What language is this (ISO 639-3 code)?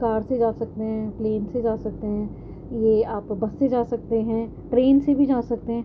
urd